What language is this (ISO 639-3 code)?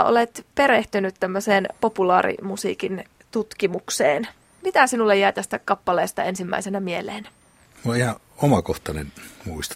fin